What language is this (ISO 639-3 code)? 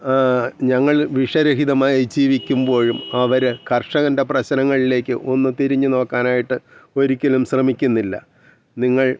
mal